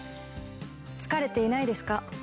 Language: Japanese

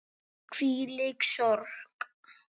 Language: Icelandic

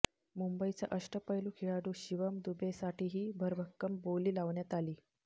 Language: Marathi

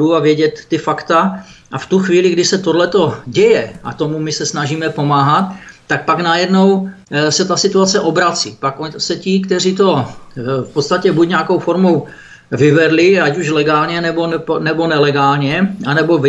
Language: Czech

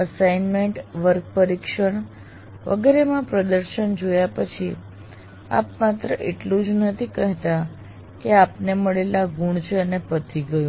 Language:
Gujarati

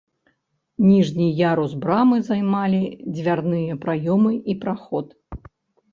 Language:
Belarusian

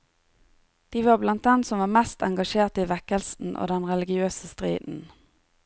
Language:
Norwegian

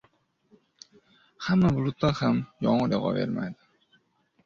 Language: Uzbek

